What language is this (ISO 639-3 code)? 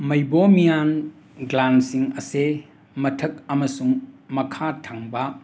mni